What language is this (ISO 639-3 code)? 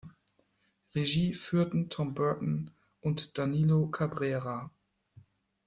deu